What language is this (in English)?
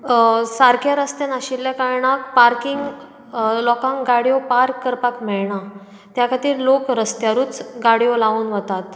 Konkani